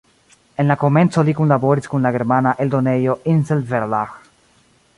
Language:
Esperanto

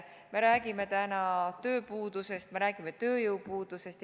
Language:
Estonian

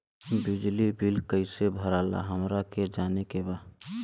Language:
Bhojpuri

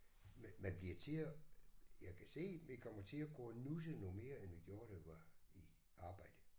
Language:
Danish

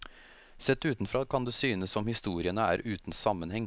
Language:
Norwegian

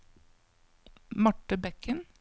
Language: Norwegian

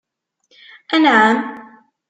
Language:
Kabyle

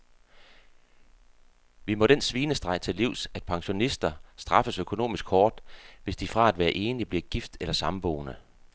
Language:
Danish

